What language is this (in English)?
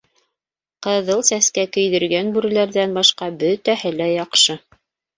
Bashkir